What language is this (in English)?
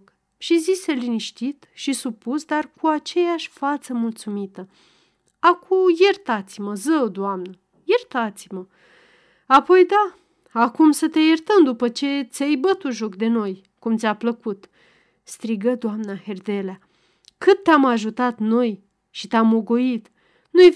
Romanian